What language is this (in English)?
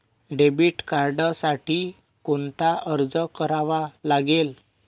Marathi